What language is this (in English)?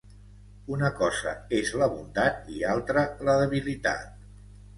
Catalan